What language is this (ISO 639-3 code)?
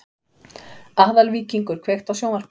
isl